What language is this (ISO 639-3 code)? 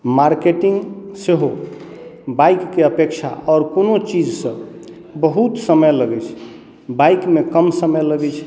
mai